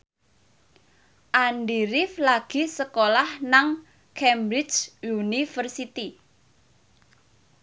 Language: Javanese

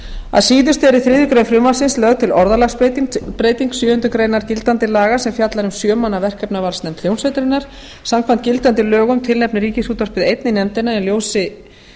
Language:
Icelandic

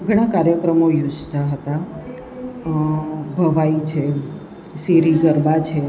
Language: Gujarati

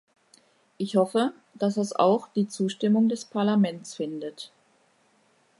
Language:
German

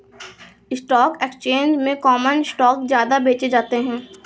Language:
Hindi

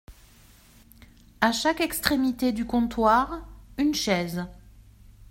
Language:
French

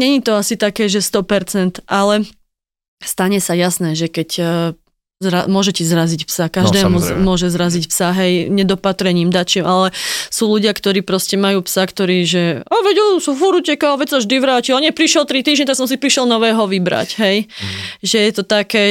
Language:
Slovak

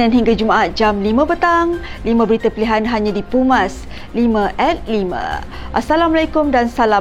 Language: Malay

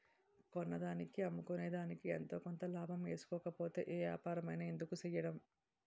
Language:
Telugu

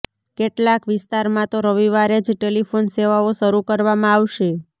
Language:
Gujarati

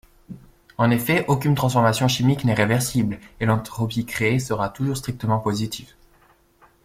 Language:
French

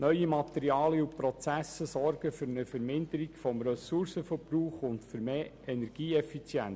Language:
Swiss German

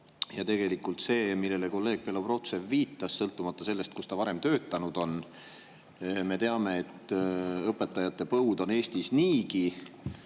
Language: Estonian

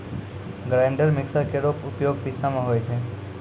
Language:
Maithili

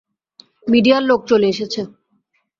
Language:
Bangla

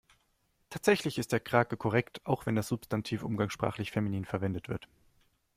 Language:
German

